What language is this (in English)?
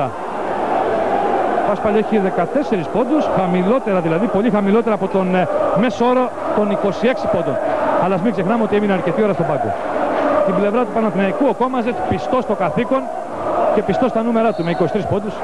Greek